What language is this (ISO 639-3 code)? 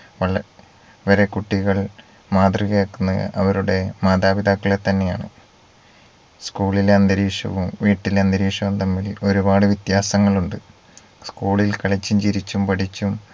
mal